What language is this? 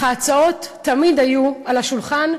Hebrew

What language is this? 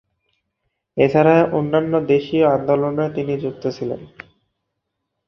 Bangla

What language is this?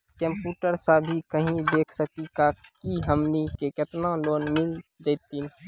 Maithili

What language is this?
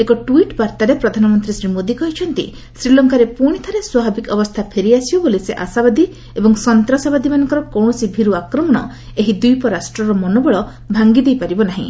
Odia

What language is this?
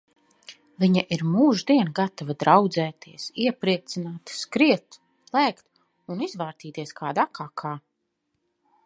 Latvian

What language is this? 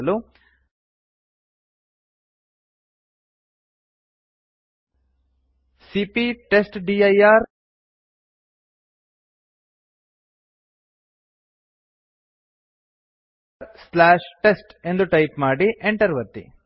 Kannada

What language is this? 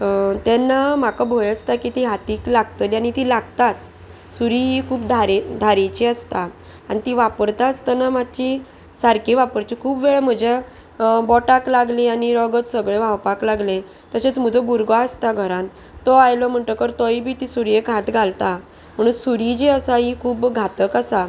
Konkani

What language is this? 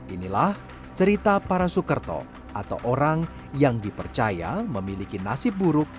Indonesian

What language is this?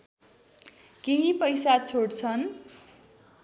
Nepali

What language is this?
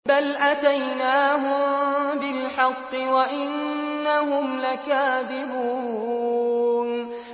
Arabic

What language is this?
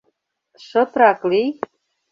Mari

